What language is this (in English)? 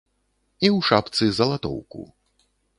Belarusian